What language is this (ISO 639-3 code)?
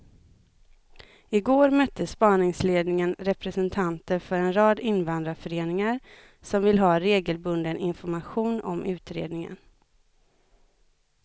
swe